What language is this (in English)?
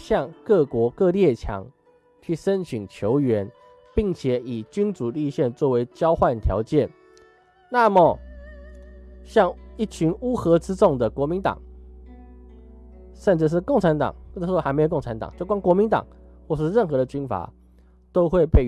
Chinese